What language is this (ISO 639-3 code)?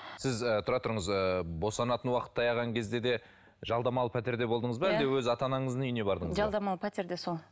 kaz